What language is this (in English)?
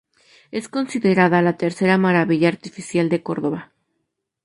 Spanish